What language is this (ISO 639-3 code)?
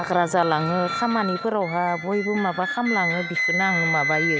brx